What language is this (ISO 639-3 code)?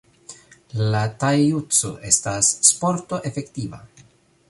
epo